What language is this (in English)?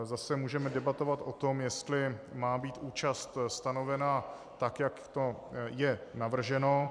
Czech